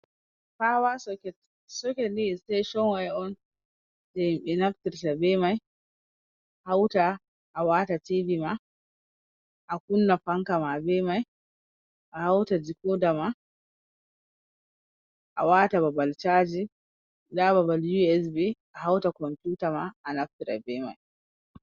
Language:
Fula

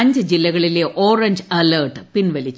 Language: Malayalam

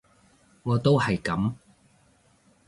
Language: Cantonese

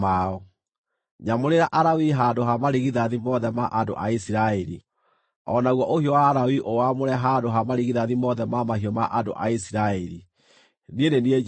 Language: Kikuyu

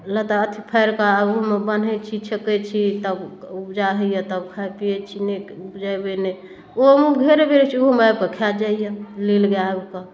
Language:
Maithili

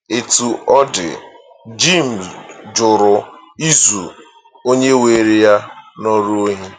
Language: Igbo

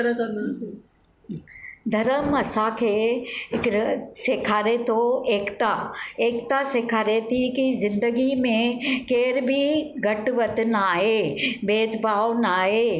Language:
Sindhi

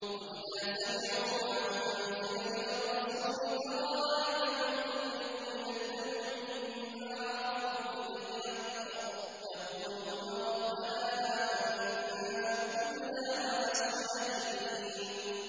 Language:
Arabic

